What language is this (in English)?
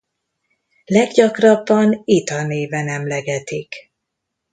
Hungarian